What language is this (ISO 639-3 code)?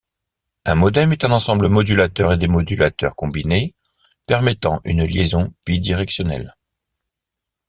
fra